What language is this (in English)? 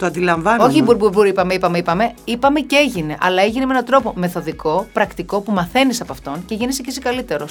Greek